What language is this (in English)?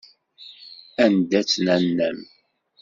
Kabyle